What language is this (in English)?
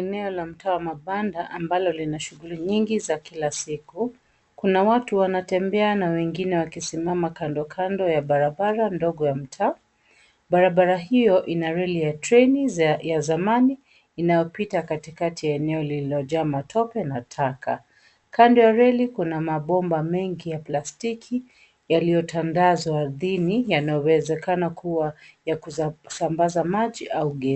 Swahili